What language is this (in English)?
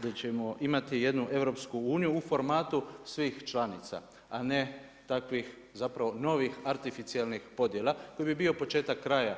Croatian